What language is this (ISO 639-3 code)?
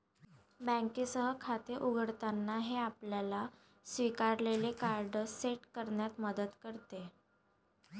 mar